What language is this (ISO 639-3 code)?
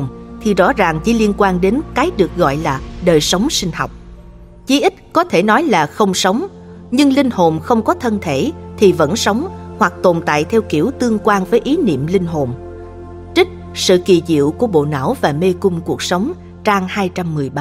vie